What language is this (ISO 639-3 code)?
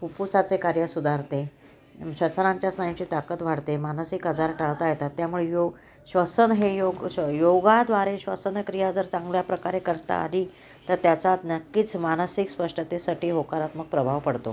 mar